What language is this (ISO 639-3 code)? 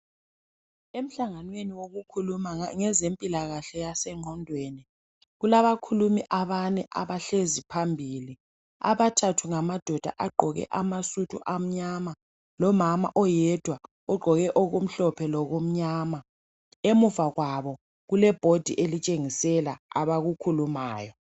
nde